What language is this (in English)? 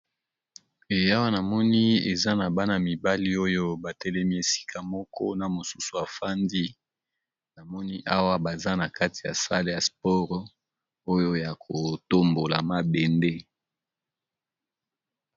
Lingala